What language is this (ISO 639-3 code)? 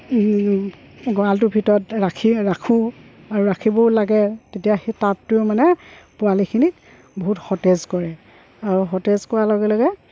asm